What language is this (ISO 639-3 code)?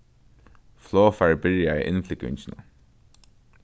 fao